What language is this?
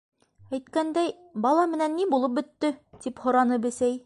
Bashkir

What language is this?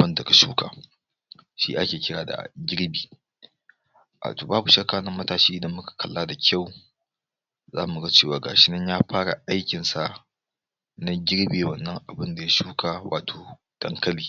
Hausa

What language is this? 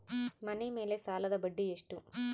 Kannada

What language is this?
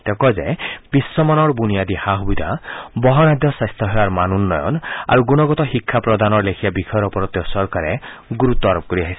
Assamese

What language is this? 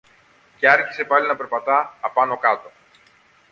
Greek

